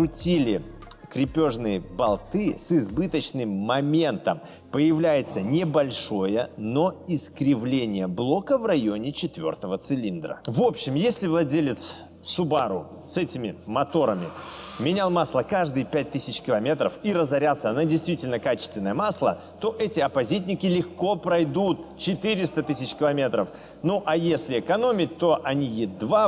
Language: Russian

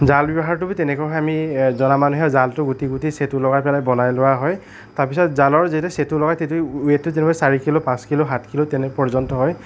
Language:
Assamese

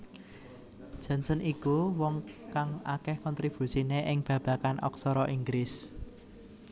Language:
Javanese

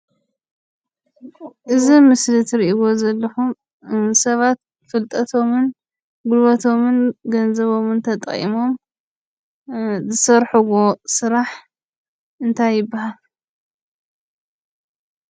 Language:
Tigrinya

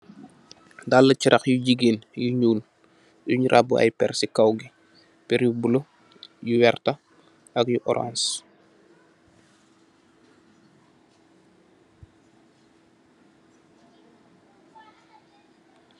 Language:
Wolof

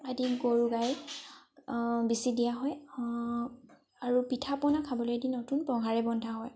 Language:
Assamese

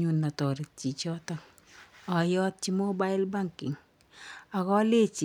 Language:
Kalenjin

